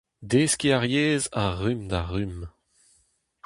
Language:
Breton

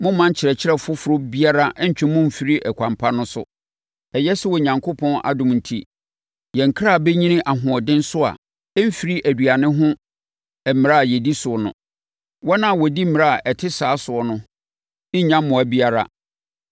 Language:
Akan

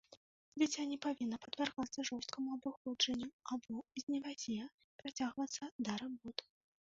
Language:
Belarusian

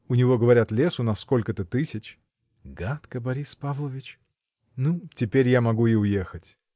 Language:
Russian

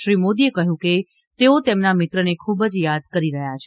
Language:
Gujarati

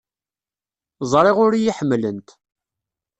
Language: Kabyle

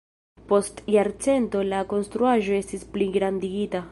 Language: Esperanto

